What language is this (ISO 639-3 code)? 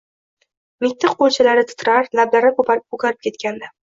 uzb